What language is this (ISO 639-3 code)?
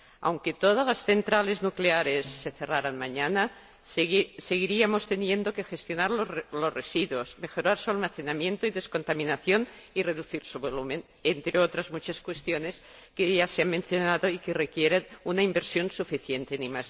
spa